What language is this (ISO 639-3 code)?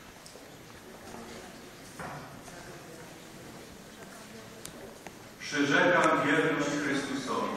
pol